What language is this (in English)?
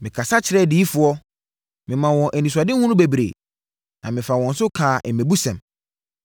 Akan